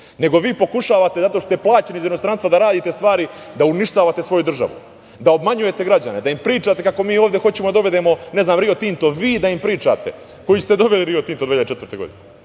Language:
Serbian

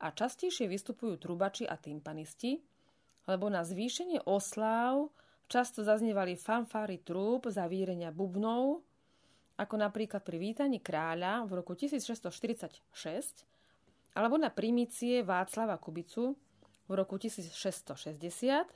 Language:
Slovak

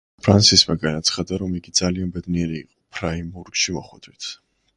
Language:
Georgian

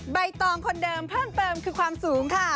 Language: Thai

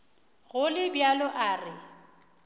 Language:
Northern Sotho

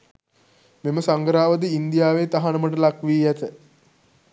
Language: Sinhala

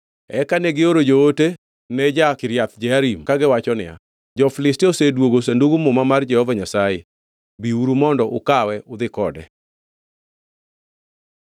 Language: Luo (Kenya and Tanzania)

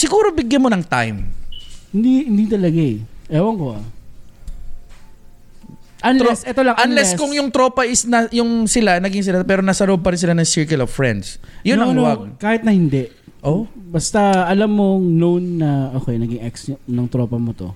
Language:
Filipino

